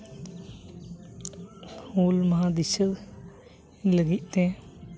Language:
Santali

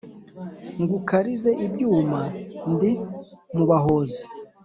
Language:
Kinyarwanda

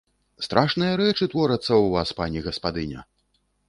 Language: Belarusian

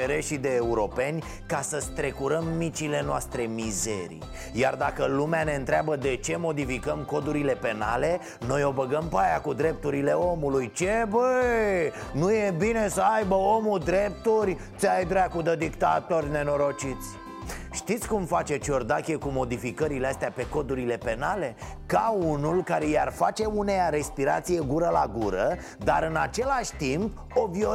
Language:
Romanian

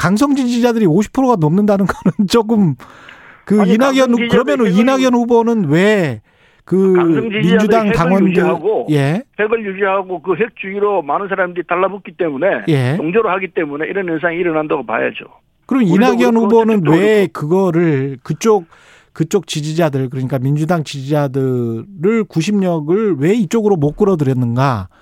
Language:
Korean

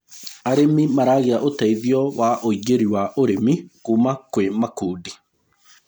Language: Kikuyu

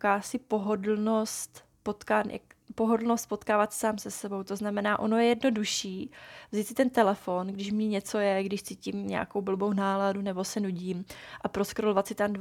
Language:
Czech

